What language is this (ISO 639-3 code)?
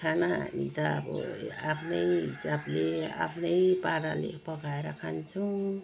nep